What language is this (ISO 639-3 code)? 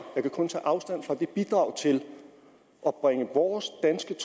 dan